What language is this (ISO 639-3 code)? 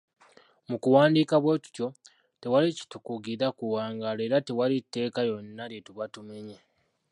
lug